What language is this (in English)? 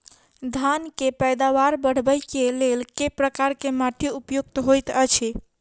Maithili